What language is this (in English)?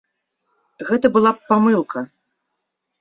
Belarusian